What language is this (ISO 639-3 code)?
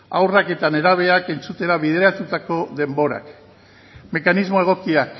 eus